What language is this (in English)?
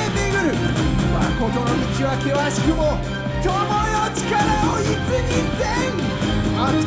Japanese